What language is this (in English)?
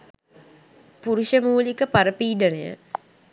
Sinhala